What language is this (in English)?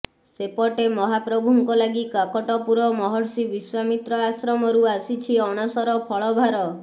Odia